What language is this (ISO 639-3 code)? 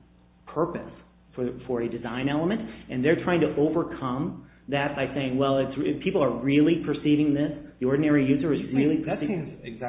eng